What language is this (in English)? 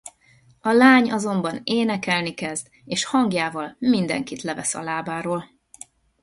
Hungarian